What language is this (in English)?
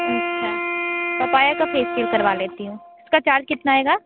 Hindi